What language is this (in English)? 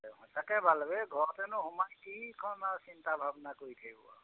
Assamese